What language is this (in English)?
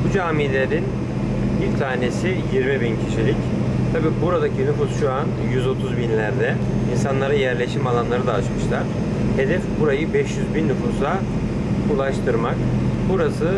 Turkish